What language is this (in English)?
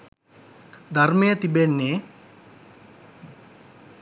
Sinhala